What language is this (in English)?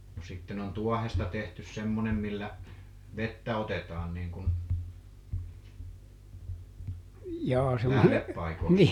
Finnish